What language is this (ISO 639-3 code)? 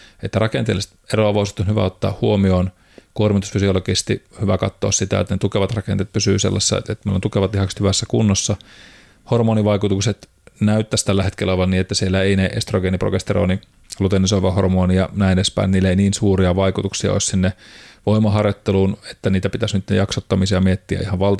fin